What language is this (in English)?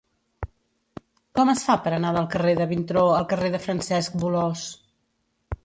Catalan